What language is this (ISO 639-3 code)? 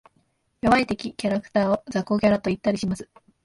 jpn